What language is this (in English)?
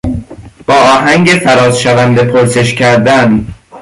Persian